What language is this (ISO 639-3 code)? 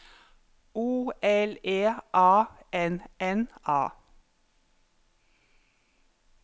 nor